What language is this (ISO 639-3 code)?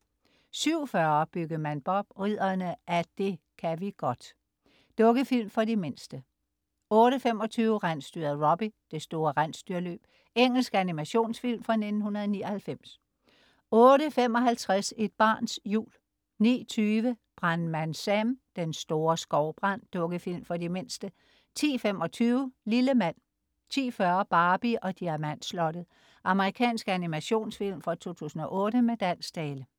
dan